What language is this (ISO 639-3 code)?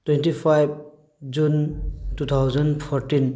mni